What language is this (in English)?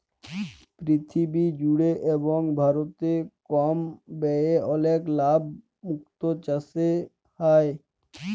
Bangla